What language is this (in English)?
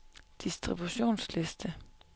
Danish